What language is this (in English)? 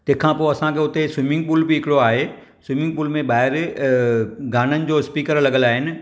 Sindhi